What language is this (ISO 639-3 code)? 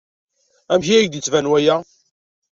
kab